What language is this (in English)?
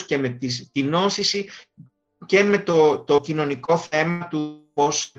Greek